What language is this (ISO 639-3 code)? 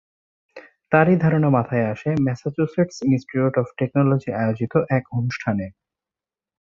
ben